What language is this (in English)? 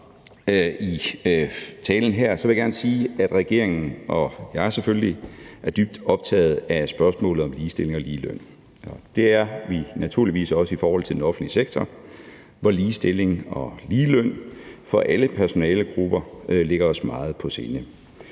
Danish